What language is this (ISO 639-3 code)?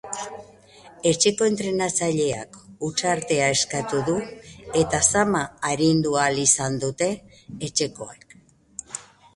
eus